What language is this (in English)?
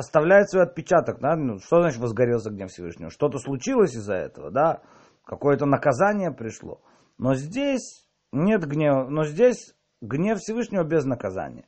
Russian